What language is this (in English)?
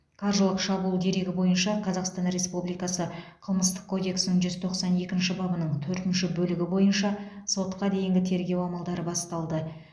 Kazakh